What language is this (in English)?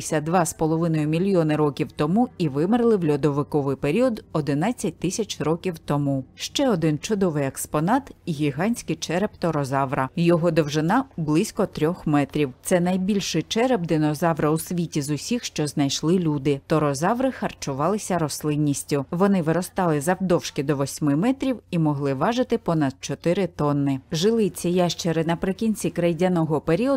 Ukrainian